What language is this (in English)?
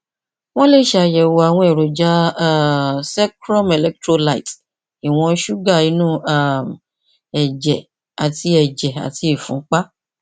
Yoruba